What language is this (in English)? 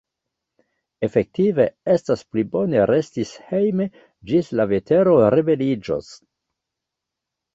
Esperanto